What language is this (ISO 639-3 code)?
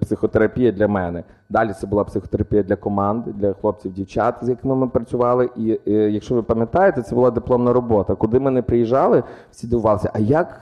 ukr